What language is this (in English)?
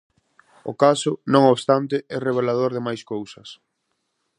Galician